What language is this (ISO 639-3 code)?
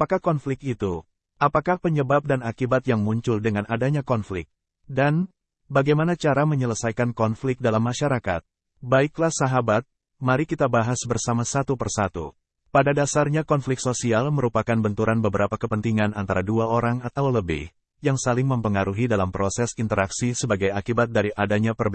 ind